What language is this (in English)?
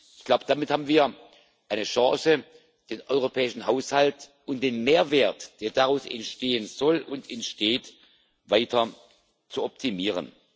German